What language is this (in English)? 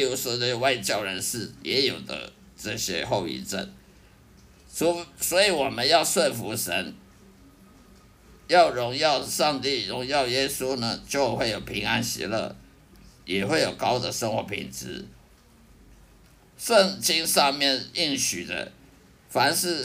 Chinese